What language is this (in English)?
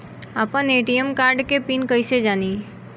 Bhojpuri